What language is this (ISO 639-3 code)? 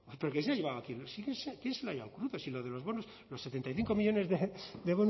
spa